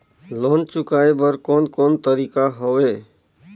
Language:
Chhattisgarhi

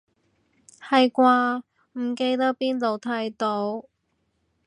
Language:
Cantonese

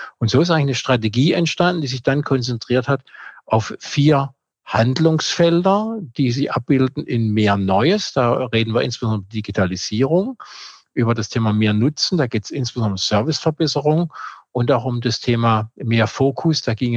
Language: German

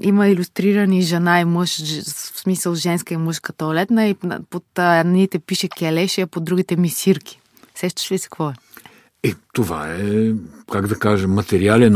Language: Bulgarian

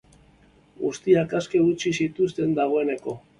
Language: Basque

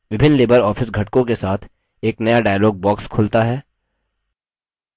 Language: Hindi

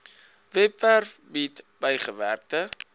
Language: Afrikaans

